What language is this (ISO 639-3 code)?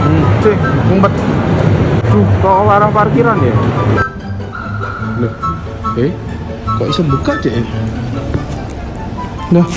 ind